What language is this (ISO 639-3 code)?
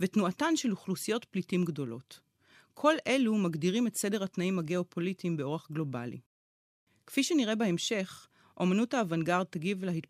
heb